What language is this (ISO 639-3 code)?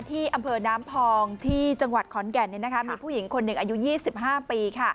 tha